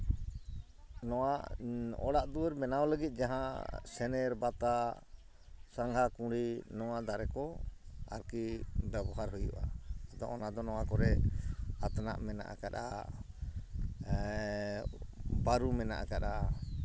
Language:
Santali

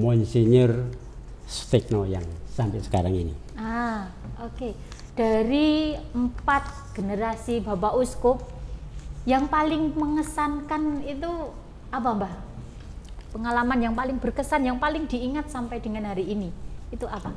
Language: Indonesian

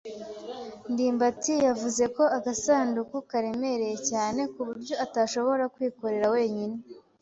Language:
Kinyarwanda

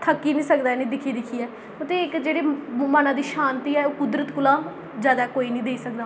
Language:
Dogri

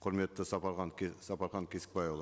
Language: Kazakh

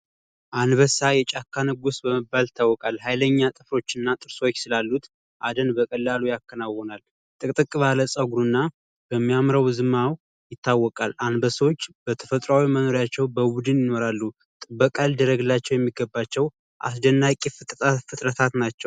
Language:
Amharic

